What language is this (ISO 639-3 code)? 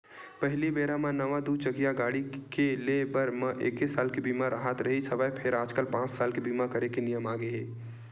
hne